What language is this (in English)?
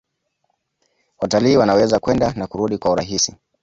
Swahili